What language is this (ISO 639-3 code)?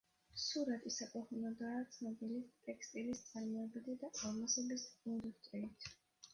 kat